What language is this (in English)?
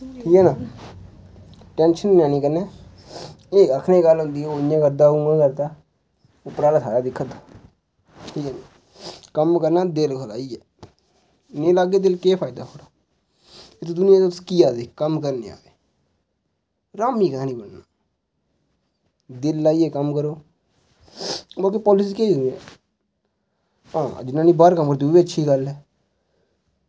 Dogri